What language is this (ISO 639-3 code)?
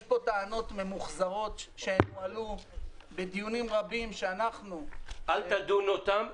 heb